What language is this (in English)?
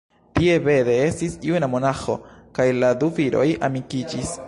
Esperanto